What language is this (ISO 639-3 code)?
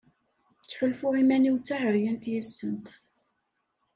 kab